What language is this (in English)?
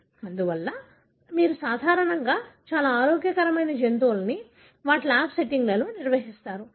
Telugu